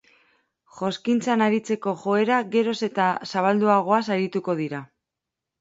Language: Basque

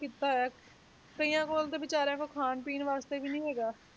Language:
Punjabi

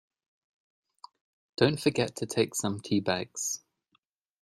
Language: English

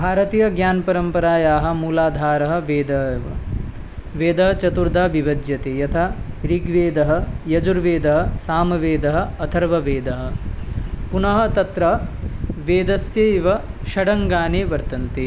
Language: Sanskrit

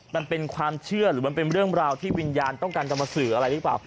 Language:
Thai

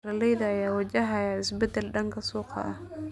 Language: Somali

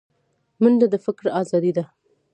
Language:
Pashto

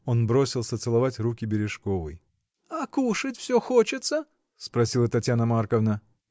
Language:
Russian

